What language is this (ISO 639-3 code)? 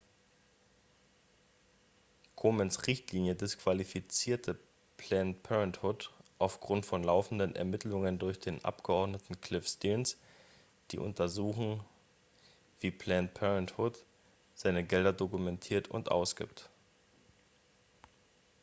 deu